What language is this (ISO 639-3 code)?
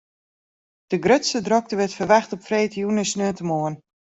fry